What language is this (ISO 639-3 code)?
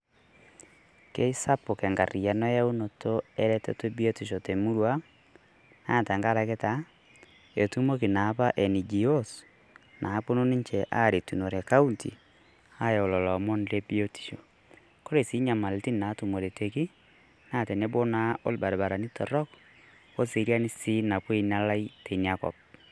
mas